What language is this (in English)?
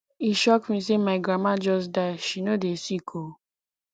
Nigerian Pidgin